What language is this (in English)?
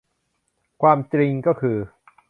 Thai